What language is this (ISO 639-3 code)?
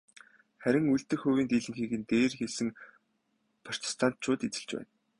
mon